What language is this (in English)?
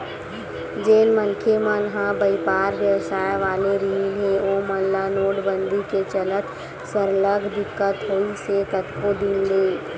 Chhattisgarhi